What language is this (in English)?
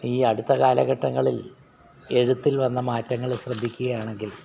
Malayalam